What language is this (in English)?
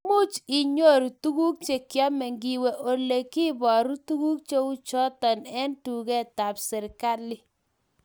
Kalenjin